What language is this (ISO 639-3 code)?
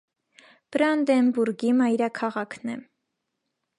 hye